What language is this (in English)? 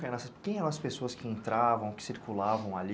Portuguese